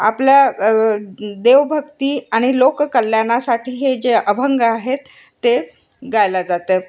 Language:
Marathi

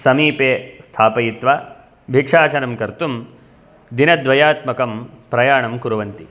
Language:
Sanskrit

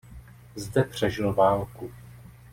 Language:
Czech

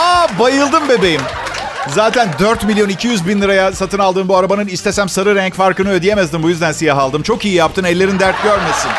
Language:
Turkish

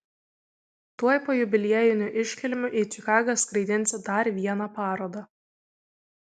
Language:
Lithuanian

